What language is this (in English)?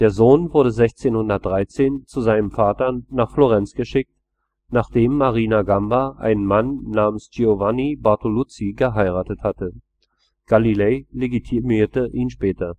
German